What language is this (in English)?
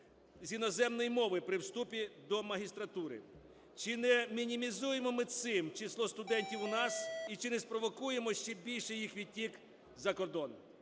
Ukrainian